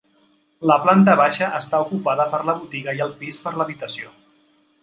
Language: Catalan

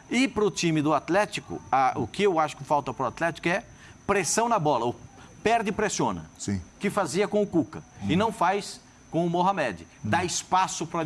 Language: Portuguese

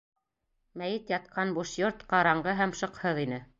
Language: Bashkir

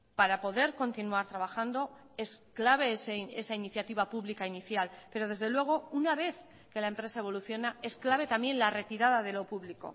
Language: Spanish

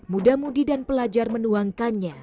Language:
Indonesian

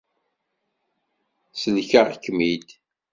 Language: Kabyle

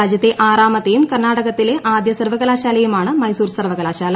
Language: Malayalam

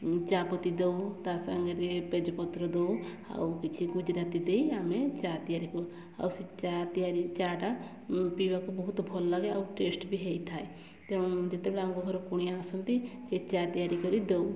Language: Odia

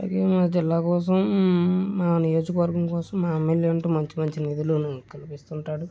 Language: Telugu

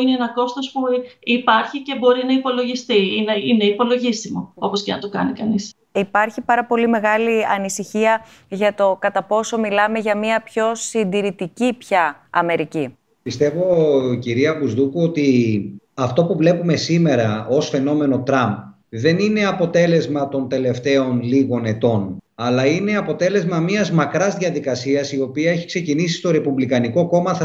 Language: Greek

